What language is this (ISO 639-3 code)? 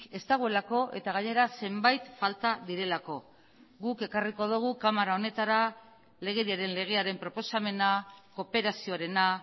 eus